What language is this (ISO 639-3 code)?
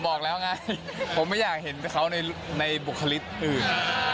tha